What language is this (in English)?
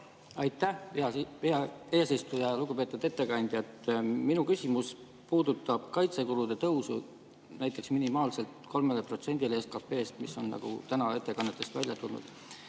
Estonian